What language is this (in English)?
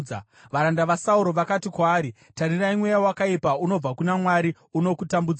Shona